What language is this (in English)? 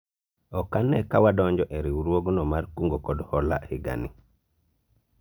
Luo (Kenya and Tanzania)